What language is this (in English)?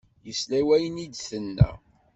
Kabyle